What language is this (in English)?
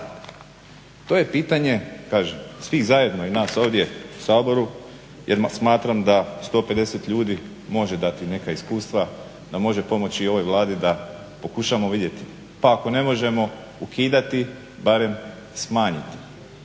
Croatian